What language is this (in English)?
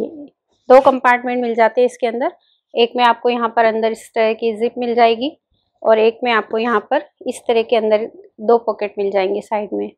Hindi